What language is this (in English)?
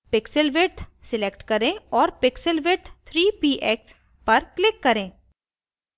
Hindi